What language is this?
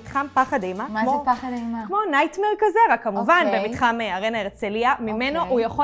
Hebrew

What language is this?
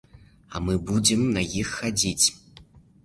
Belarusian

